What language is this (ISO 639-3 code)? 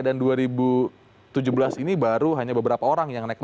ind